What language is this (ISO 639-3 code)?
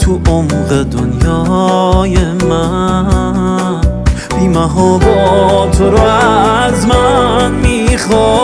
fas